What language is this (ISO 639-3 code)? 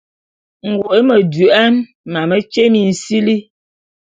bum